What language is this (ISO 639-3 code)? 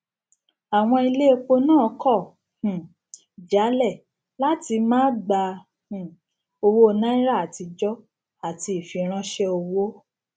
yor